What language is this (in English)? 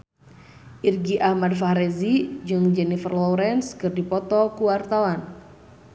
Sundanese